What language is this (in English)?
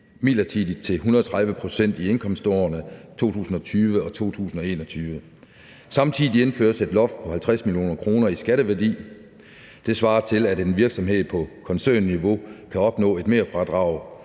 Danish